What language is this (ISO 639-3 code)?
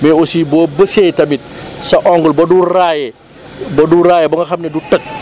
wol